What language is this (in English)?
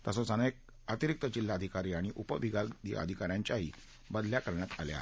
Marathi